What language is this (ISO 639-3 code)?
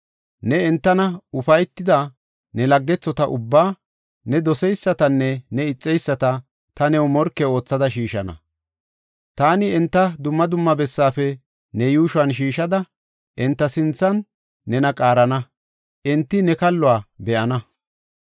gof